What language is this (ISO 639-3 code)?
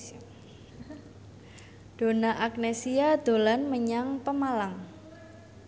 jav